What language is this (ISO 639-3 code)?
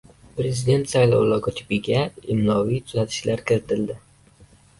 uzb